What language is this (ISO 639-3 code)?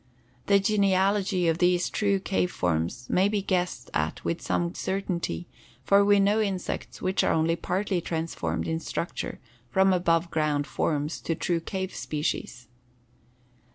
eng